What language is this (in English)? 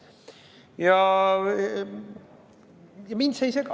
Estonian